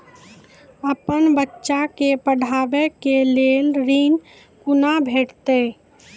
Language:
Maithili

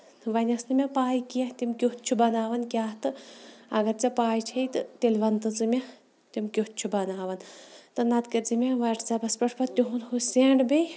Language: Kashmiri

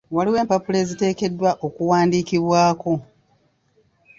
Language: Ganda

